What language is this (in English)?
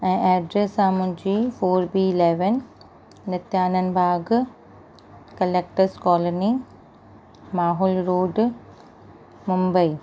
Sindhi